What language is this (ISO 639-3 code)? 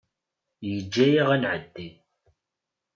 kab